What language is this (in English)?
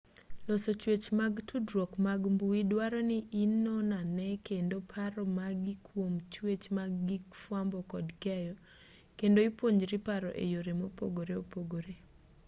Luo (Kenya and Tanzania)